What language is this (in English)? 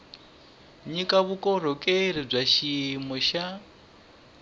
Tsonga